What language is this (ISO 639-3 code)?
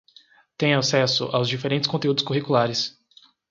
por